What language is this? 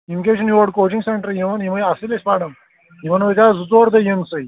Kashmiri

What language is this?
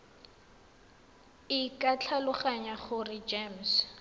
Tswana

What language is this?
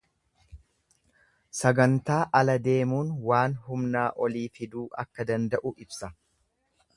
Oromo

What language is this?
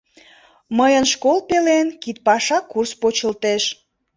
Mari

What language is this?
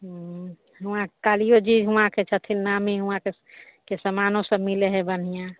Maithili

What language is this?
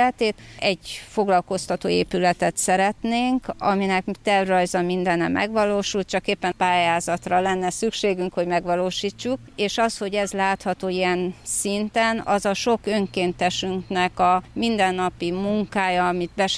Hungarian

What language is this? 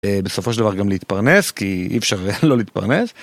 Hebrew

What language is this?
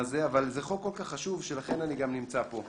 Hebrew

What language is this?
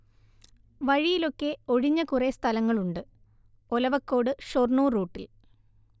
Malayalam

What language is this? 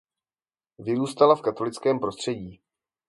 Czech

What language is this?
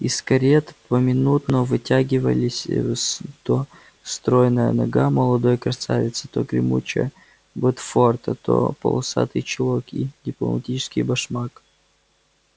Russian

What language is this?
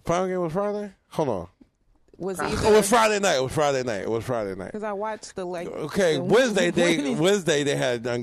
English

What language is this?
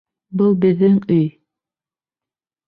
Bashkir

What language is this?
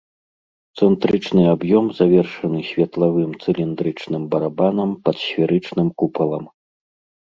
Belarusian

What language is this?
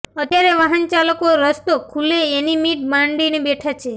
Gujarati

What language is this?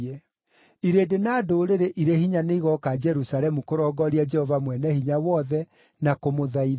Kikuyu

